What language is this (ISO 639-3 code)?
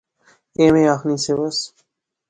phr